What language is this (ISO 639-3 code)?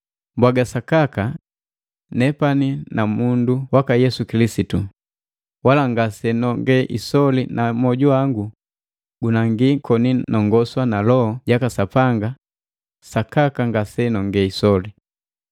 mgv